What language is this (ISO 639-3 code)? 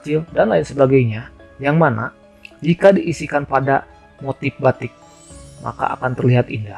ind